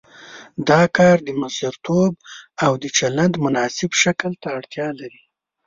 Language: Pashto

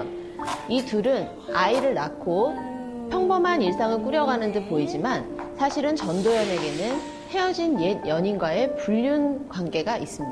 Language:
Korean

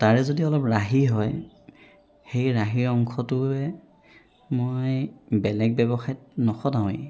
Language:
Assamese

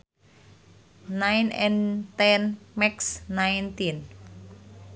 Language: Sundanese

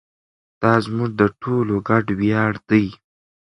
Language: Pashto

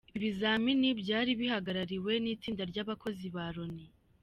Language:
Kinyarwanda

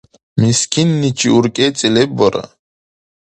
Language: Dargwa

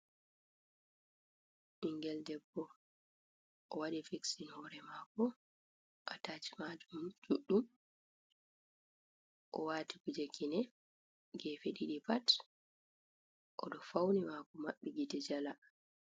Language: Fula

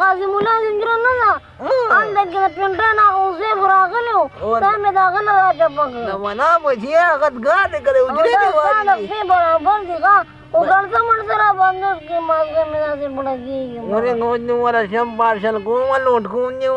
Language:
Turkish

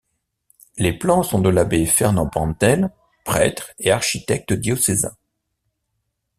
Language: French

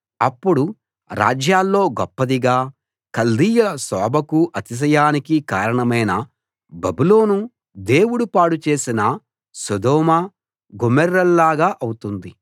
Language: Telugu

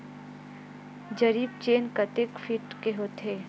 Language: Chhattisgarhi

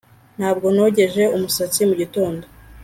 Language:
Kinyarwanda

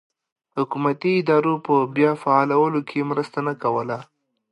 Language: Pashto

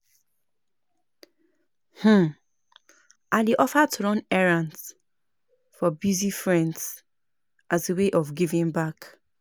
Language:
Nigerian Pidgin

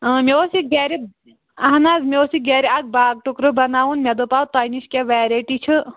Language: Kashmiri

